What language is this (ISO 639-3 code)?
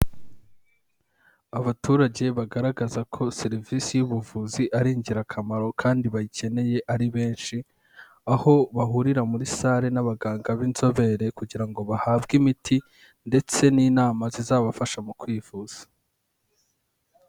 kin